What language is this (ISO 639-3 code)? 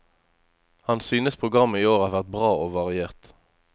nor